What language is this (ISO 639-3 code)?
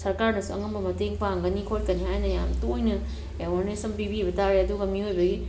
mni